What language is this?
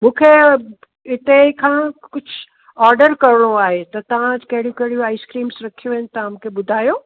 Sindhi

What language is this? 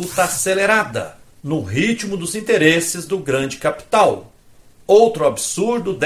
Portuguese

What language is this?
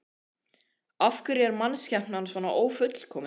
Icelandic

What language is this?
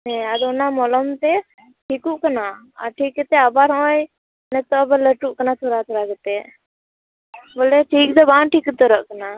Santali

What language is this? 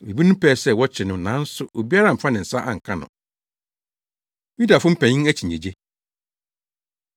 Akan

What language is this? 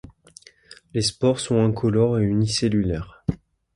French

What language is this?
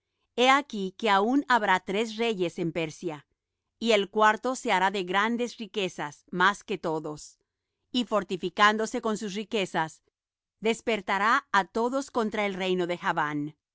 Spanish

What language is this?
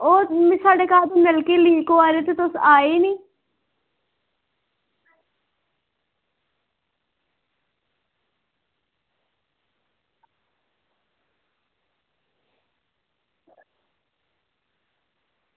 Dogri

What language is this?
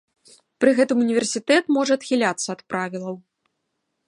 Belarusian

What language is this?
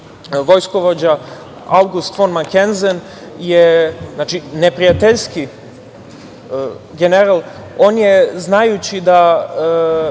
Serbian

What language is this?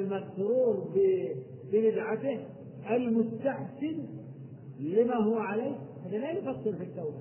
Arabic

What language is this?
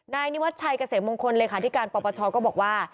Thai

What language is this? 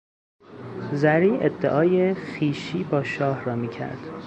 Persian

